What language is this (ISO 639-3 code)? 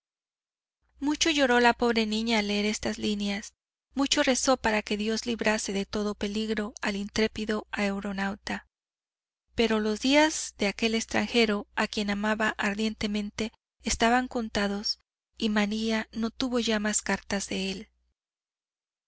spa